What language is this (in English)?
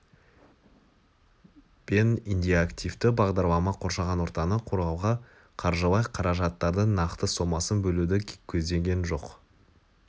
Kazakh